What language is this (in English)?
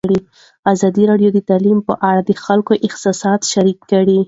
Pashto